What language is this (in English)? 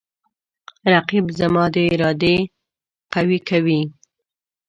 Pashto